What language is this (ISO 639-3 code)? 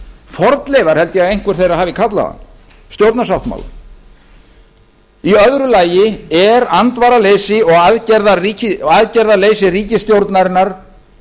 isl